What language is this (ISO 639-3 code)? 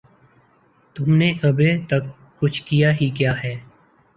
urd